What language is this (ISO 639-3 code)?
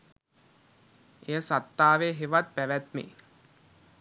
sin